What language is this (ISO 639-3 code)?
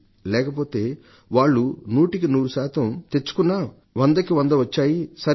tel